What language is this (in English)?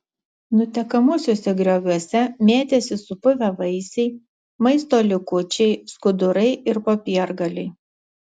Lithuanian